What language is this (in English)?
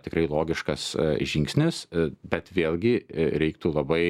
Lithuanian